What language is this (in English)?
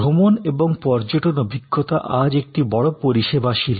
Bangla